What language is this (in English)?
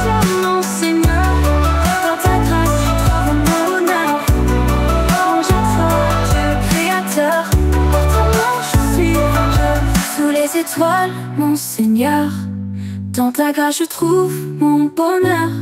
French